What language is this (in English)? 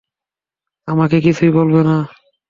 Bangla